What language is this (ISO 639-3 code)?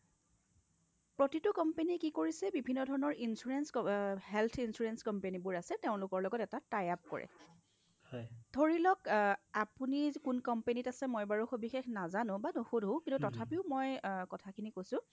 asm